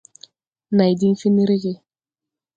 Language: Tupuri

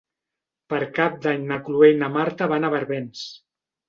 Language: Catalan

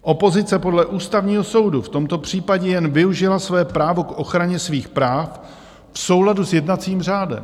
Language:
Czech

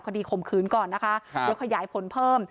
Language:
Thai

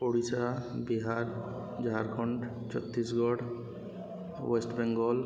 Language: Odia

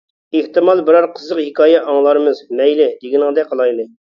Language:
Uyghur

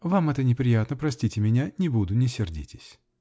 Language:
Russian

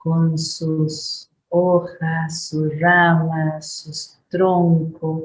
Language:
Spanish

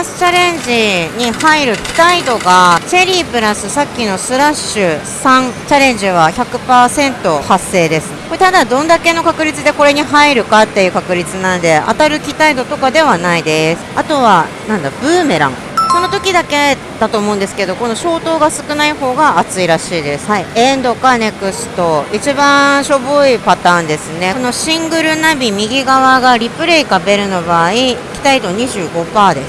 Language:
Japanese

